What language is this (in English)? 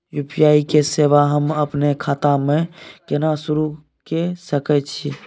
Maithili